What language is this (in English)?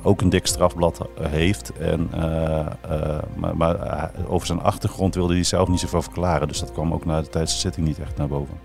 Dutch